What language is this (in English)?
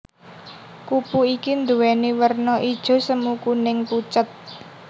Javanese